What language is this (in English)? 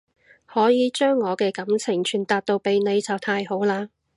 Cantonese